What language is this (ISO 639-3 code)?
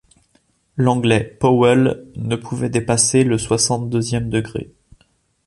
fra